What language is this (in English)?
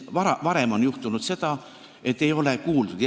Estonian